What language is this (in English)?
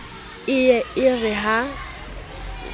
Southern Sotho